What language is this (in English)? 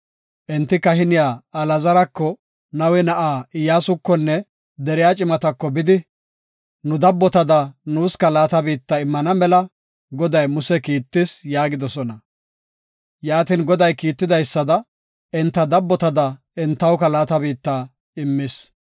Gofa